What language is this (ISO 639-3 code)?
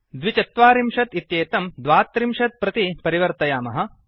san